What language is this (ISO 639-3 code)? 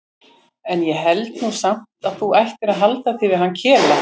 isl